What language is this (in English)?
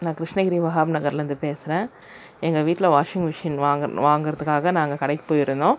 Tamil